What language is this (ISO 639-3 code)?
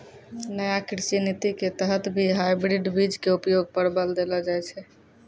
mai